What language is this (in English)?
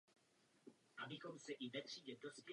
Czech